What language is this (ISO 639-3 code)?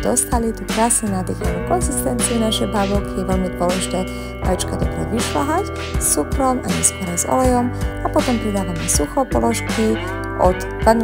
pol